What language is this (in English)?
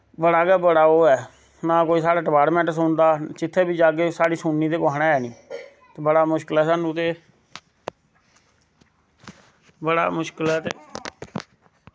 Dogri